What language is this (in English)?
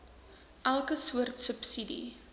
Afrikaans